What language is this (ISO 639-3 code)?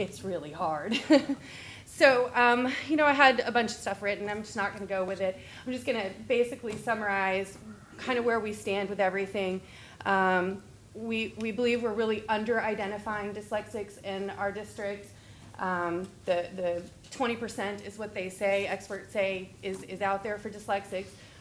eng